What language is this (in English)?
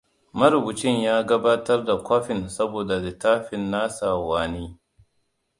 Hausa